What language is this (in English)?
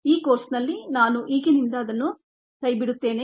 Kannada